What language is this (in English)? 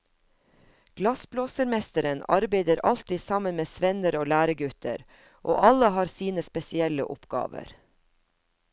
Norwegian